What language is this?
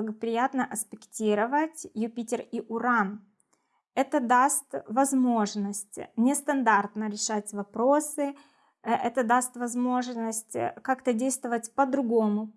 Russian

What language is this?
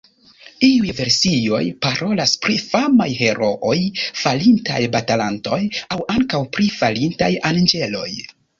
Esperanto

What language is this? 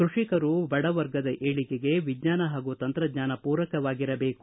Kannada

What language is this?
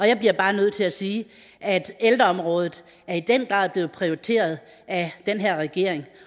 Danish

